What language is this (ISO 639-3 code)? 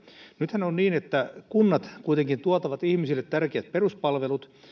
fin